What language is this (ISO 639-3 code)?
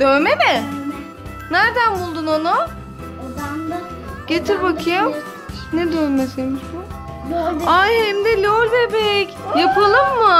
tur